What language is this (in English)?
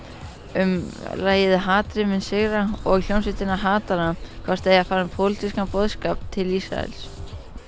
Icelandic